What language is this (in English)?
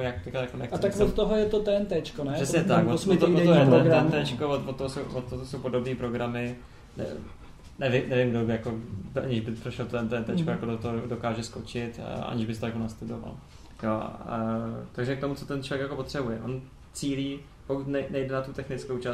Czech